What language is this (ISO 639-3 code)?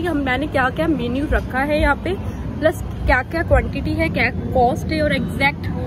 hin